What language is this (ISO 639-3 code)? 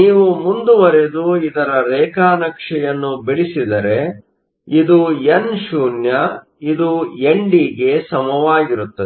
kan